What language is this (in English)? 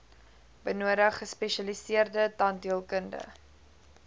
Afrikaans